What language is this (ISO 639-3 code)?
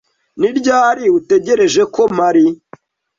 kin